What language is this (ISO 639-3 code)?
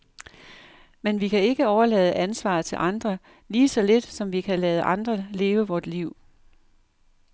dan